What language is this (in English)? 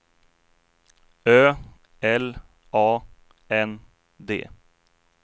Swedish